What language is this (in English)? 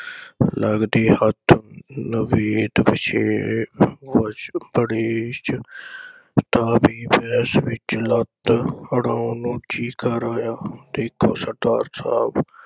Punjabi